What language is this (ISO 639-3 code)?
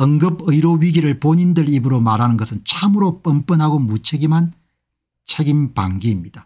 kor